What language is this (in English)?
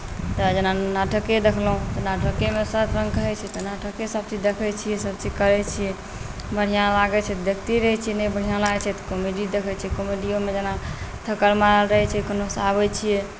Maithili